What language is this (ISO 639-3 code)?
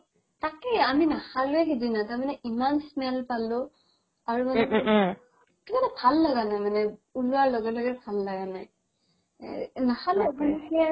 asm